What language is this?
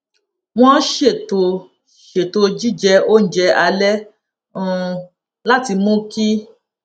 Yoruba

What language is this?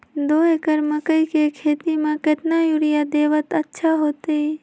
Magahi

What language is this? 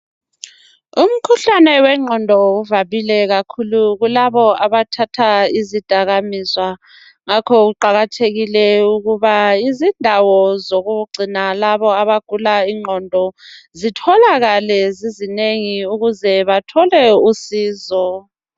North Ndebele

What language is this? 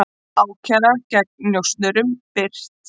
Icelandic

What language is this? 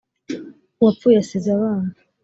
Kinyarwanda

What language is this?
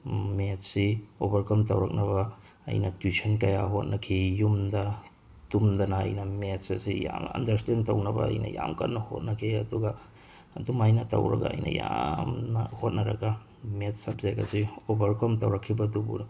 Manipuri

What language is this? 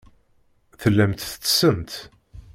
Kabyle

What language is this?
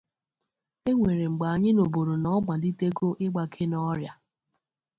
Igbo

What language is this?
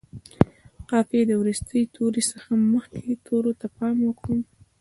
Pashto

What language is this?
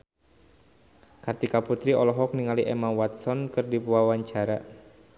Sundanese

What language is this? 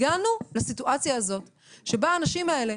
Hebrew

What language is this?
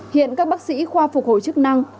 Vietnamese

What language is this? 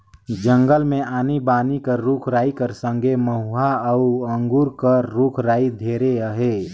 Chhattisgarhi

